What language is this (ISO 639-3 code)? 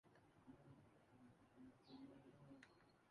urd